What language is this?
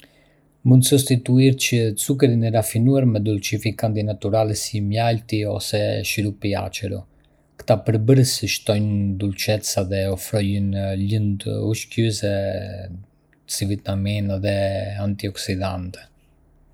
Arbëreshë Albanian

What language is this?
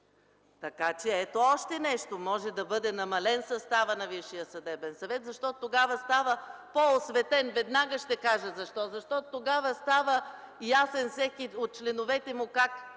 Bulgarian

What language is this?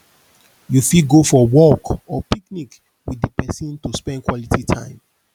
Nigerian Pidgin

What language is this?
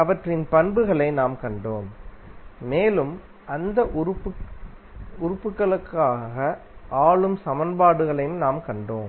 Tamil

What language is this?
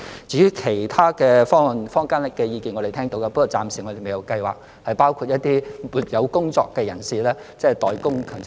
Cantonese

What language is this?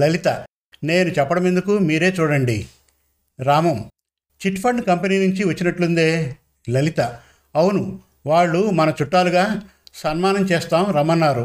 Telugu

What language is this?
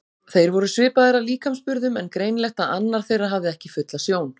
Icelandic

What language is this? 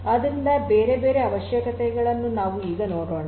Kannada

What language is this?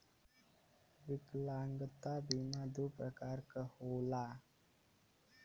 Bhojpuri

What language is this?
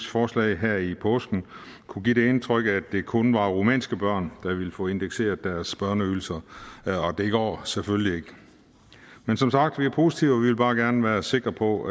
Danish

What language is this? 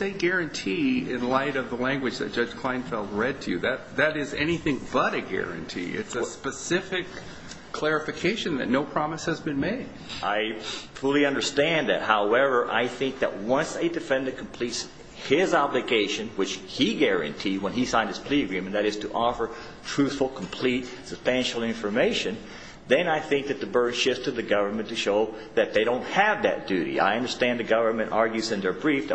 English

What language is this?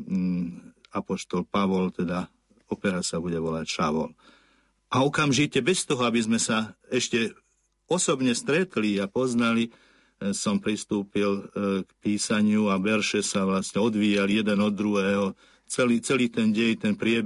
Slovak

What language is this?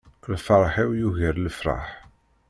Kabyle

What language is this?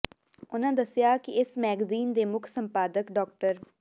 Punjabi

